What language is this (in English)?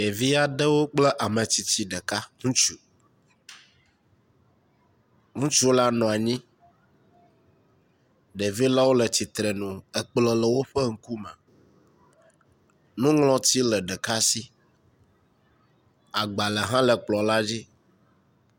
Ewe